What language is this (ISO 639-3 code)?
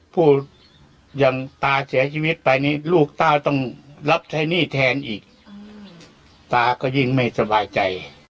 tha